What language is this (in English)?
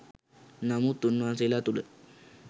Sinhala